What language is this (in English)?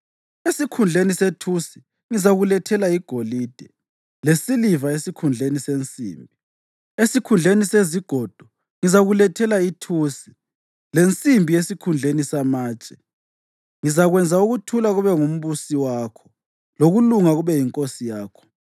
North Ndebele